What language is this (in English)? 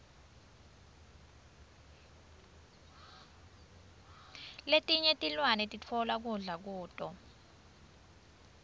Swati